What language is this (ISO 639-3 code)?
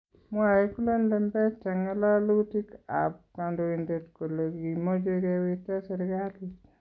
kln